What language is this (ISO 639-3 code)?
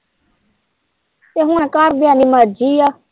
pan